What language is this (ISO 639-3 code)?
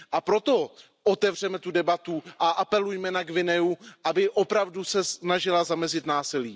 ces